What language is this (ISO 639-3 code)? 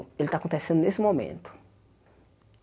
por